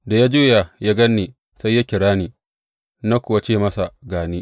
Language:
Hausa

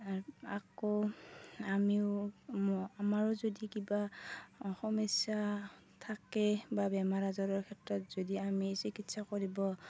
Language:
Assamese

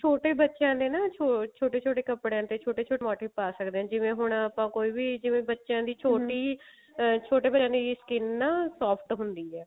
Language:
Punjabi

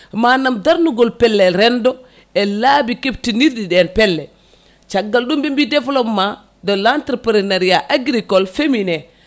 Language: Fula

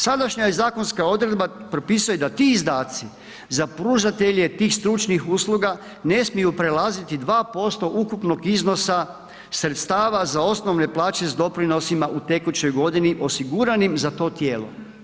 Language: Croatian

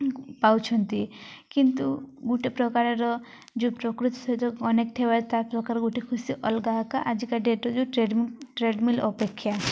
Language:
Odia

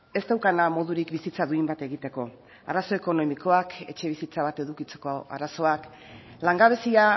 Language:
Basque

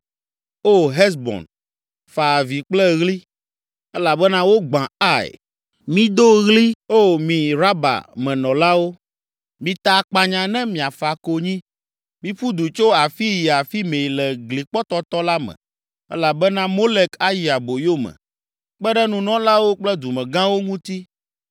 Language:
Ewe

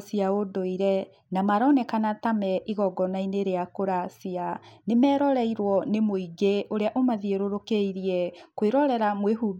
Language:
Kikuyu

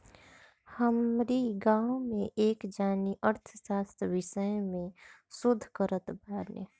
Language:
Bhojpuri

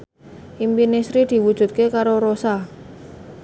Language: Javanese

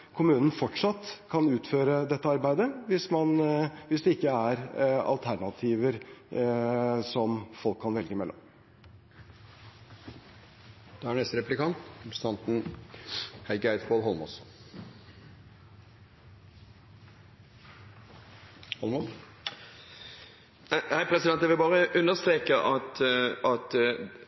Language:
Norwegian Bokmål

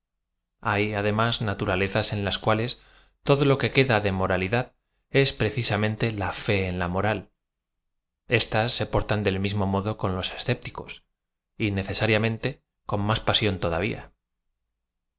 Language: Spanish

